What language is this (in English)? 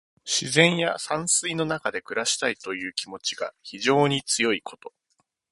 Japanese